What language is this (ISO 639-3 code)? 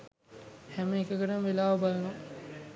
sin